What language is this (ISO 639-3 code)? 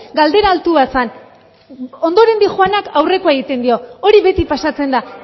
eus